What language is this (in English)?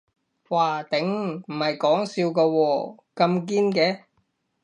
Cantonese